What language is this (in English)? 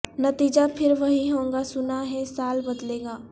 Urdu